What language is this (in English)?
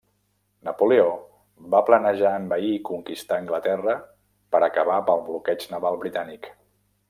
Catalan